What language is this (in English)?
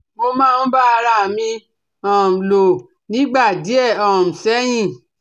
Yoruba